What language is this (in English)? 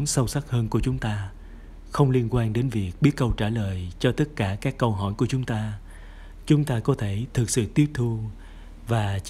Vietnamese